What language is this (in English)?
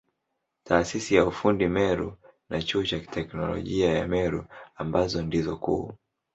Swahili